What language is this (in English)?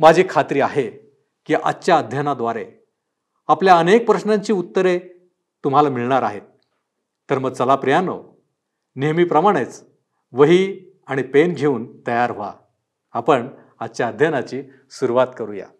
Marathi